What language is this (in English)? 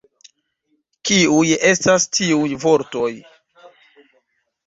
Esperanto